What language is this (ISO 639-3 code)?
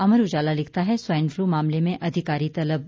hin